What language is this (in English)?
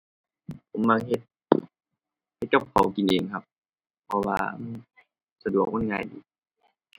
Thai